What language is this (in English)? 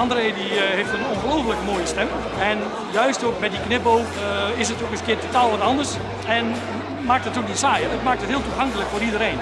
Dutch